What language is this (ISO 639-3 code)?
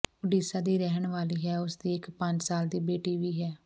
pan